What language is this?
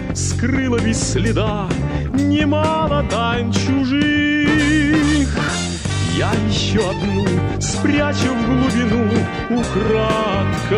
Russian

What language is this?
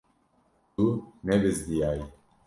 Kurdish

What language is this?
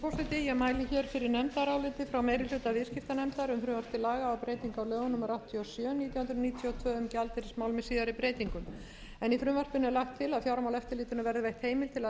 Icelandic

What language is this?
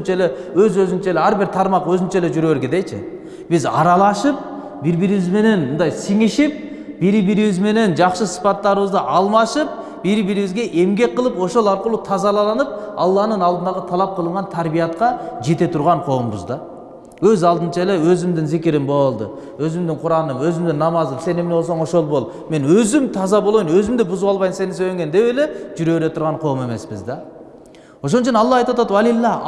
Turkish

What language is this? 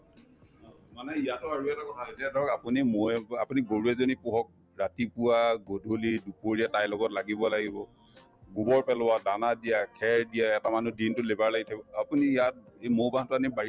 Assamese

